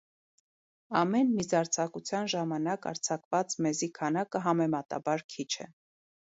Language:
Armenian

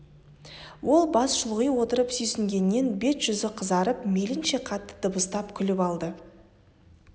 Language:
Kazakh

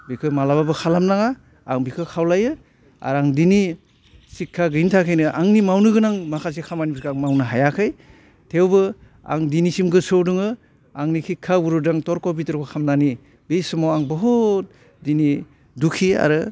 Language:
Bodo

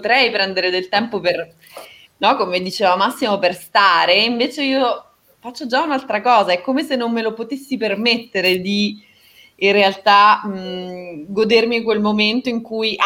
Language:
Italian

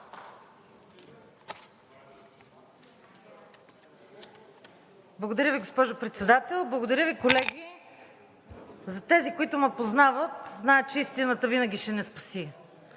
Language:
Bulgarian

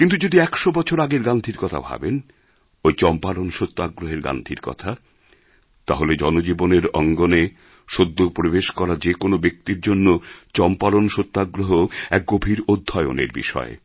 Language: Bangla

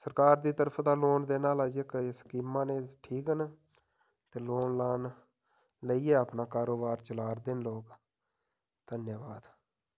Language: Dogri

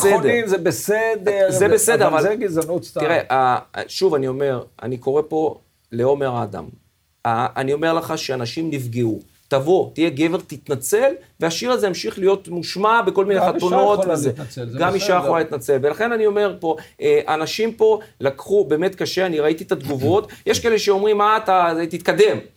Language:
Hebrew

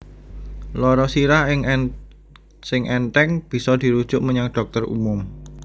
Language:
Javanese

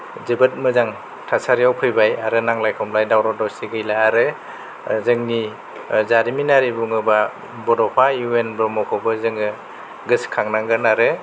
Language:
Bodo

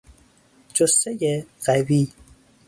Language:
Persian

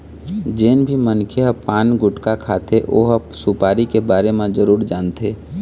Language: Chhattisgarhi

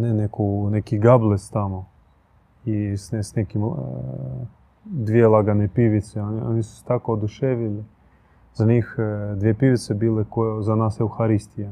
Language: Croatian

